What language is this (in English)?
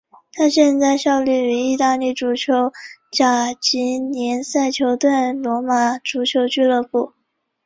Chinese